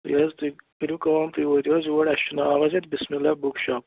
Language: Kashmiri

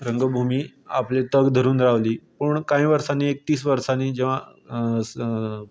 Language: Konkani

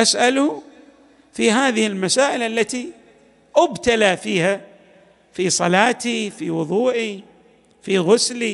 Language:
Arabic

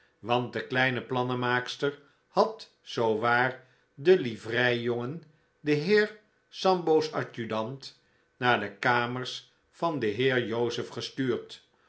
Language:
Dutch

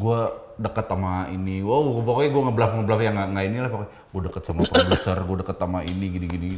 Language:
Indonesian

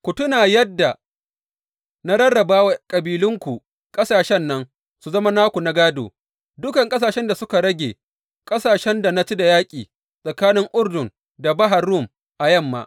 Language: Hausa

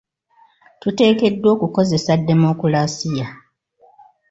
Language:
Ganda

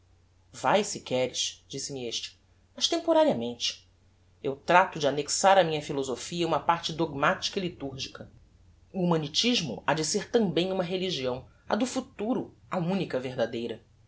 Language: Portuguese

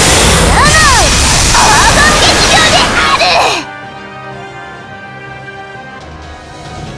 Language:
Japanese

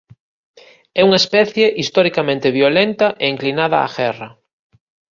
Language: Galician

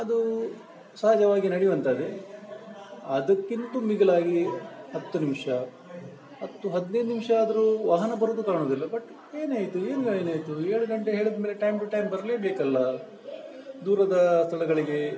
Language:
Kannada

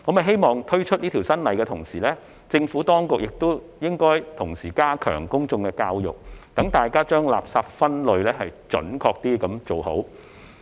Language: Cantonese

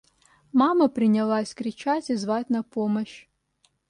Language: Russian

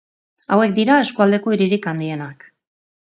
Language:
Basque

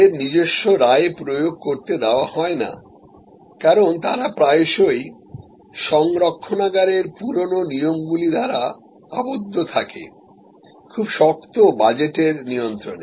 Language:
Bangla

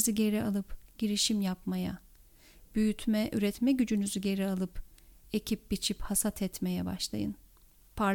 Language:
Turkish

